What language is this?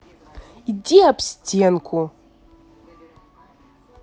Russian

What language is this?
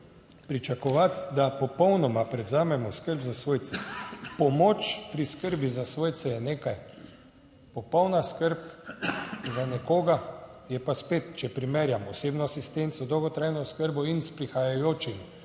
Slovenian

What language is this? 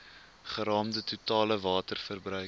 Afrikaans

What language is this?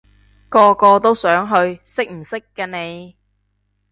Cantonese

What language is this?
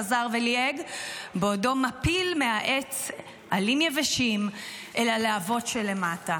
Hebrew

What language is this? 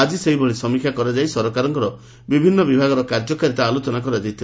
Odia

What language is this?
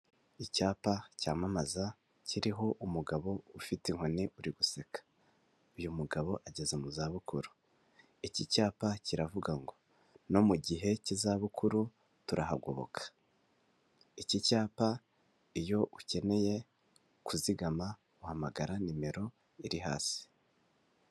Kinyarwanda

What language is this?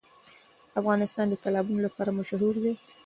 Pashto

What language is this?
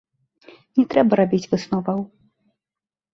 Belarusian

